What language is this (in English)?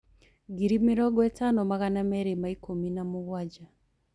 Kikuyu